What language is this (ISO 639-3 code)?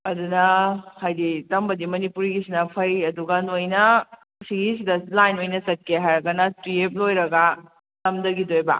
mni